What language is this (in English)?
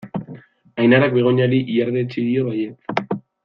Basque